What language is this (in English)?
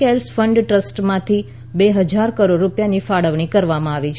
Gujarati